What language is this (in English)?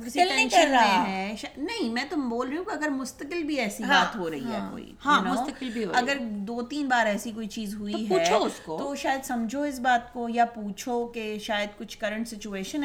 Urdu